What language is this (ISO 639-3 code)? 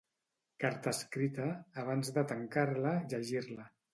cat